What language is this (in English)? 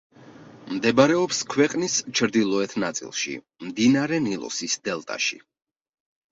Georgian